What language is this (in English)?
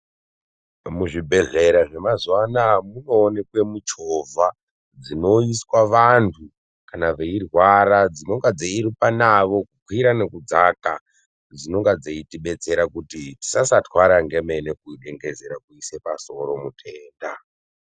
Ndau